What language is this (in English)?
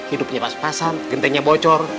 Indonesian